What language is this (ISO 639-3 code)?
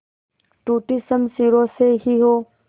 hin